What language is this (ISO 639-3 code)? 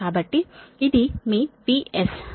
tel